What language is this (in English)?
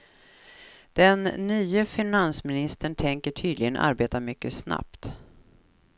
Swedish